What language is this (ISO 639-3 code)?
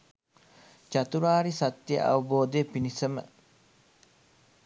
sin